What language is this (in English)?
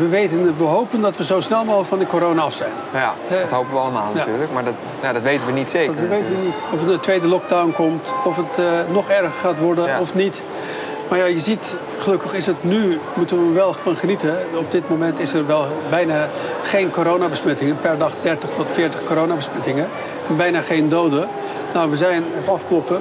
Dutch